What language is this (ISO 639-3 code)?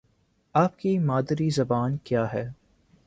urd